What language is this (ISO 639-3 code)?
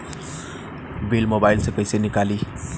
bho